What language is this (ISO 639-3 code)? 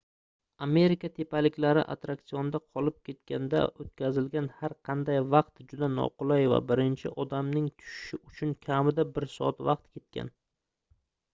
uzb